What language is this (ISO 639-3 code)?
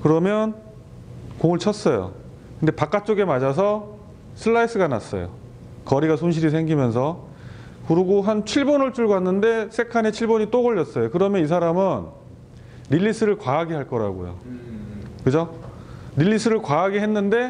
kor